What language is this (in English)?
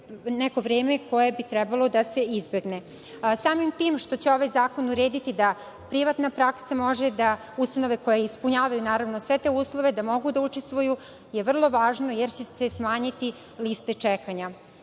Serbian